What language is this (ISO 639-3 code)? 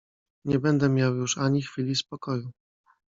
pol